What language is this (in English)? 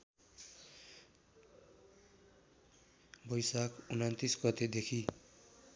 Nepali